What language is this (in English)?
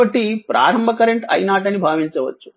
Telugu